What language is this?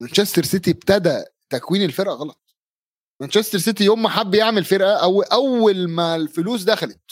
Arabic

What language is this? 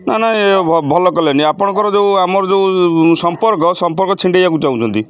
Odia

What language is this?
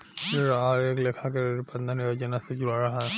Bhojpuri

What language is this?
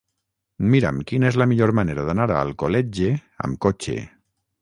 Catalan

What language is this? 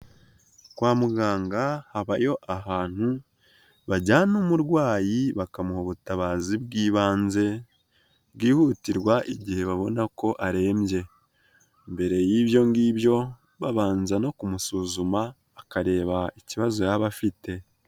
Kinyarwanda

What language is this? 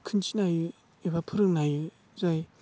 Bodo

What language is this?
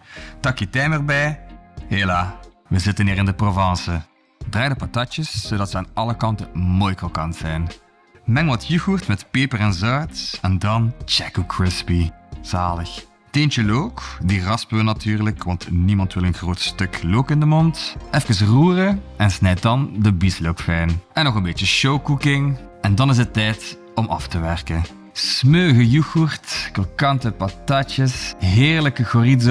Dutch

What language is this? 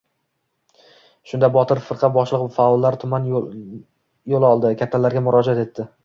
Uzbek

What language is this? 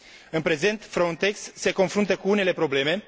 Romanian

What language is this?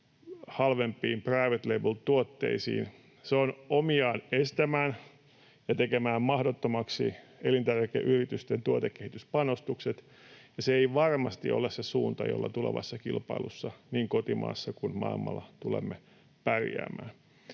Finnish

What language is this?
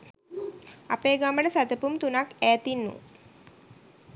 Sinhala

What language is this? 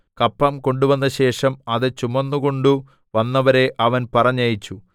Malayalam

